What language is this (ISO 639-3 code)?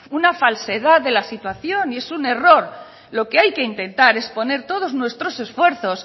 spa